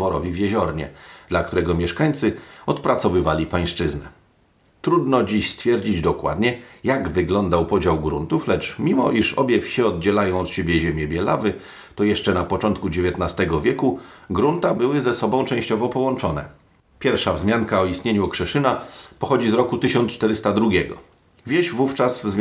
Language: Polish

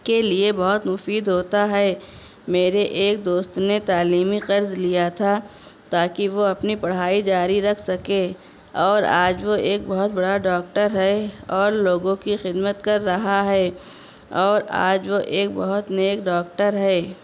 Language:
Urdu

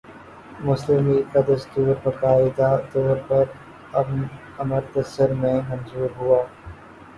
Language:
Urdu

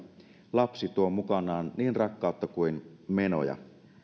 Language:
Finnish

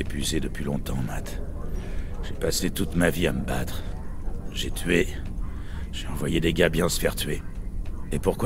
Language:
French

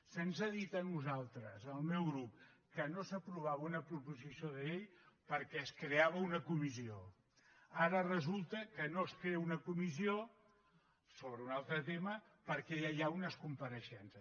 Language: Catalan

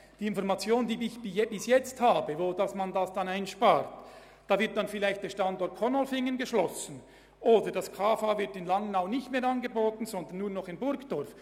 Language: Swiss German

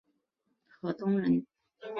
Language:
Chinese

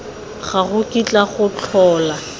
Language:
Tswana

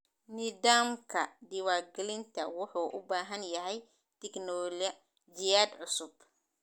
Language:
Somali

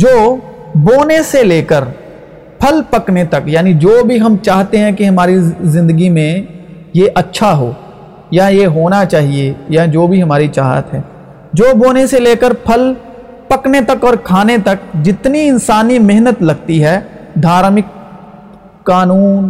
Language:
Urdu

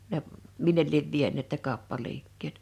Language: Finnish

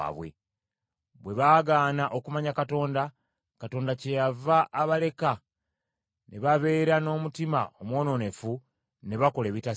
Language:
Ganda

